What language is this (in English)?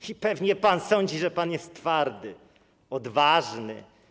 Polish